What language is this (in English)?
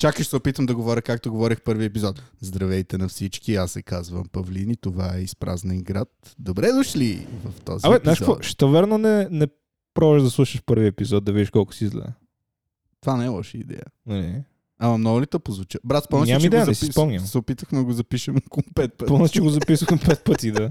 Bulgarian